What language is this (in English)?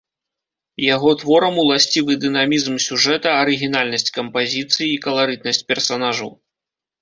Belarusian